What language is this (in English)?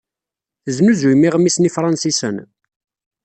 Kabyle